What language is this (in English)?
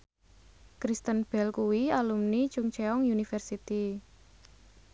Javanese